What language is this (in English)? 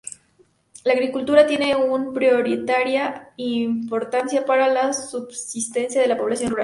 Spanish